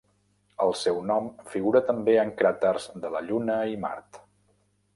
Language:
Catalan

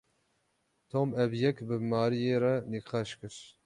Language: Kurdish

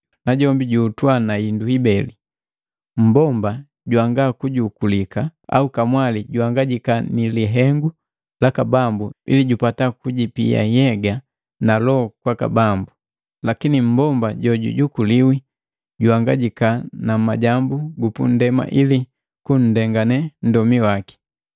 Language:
Matengo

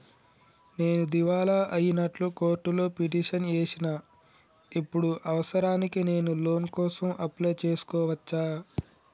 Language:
Telugu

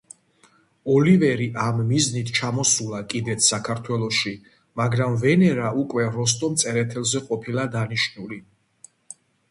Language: Georgian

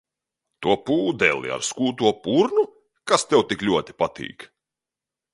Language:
Latvian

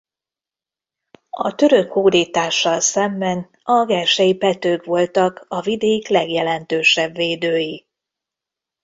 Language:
Hungarian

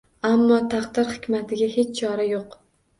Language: Uzbek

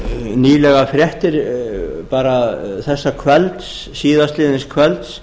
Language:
Icelandic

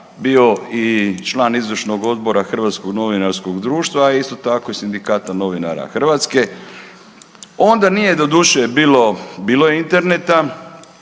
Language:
Croatian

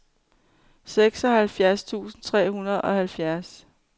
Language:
Danish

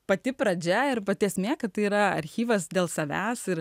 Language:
Lithuanian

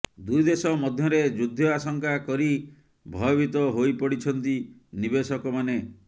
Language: Odia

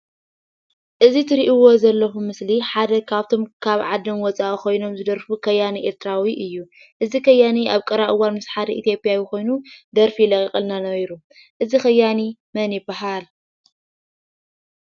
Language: Tigrinya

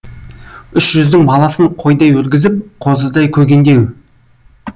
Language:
Kazakh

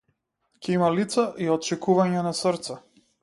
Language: Macedonian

